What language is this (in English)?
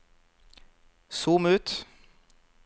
Norwegian